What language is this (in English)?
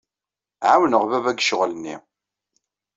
Kabyle